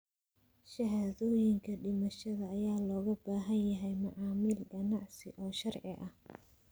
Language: Somali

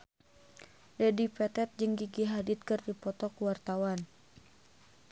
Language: Sundanese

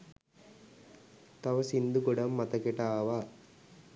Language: Sinhala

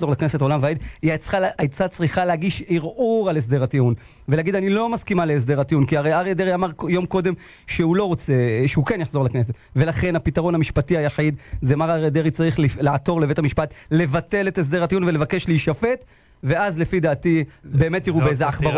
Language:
Hebrew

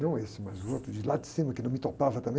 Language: Portuguese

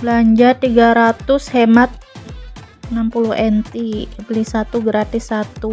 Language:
Indonesian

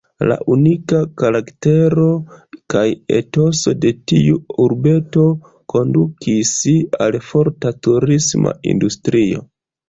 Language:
Esperanto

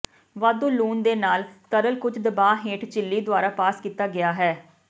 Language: Punjabi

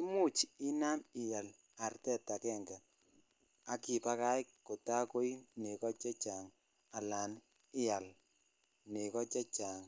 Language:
Kalenjin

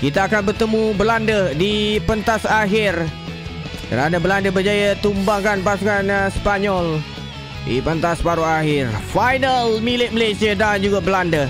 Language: Malay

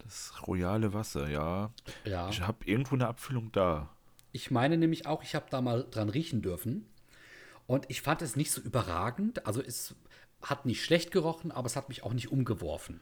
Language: German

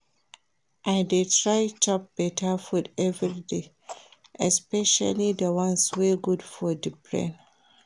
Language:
Nigerian Pidgin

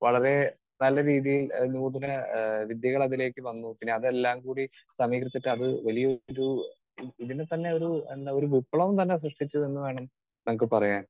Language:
Malayalam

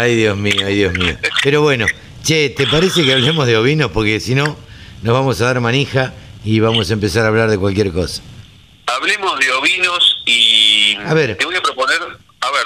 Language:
Spanish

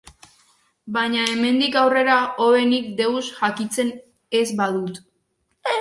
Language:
Basque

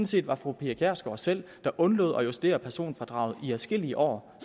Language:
Danish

